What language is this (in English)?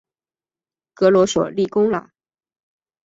Chinese